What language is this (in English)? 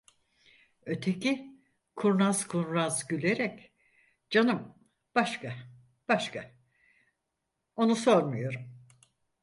Turkish